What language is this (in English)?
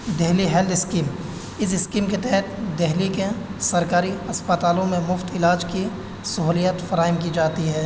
Urdu